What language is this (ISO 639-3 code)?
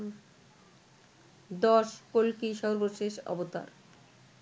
ben